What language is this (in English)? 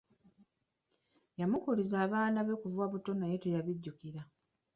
Ganda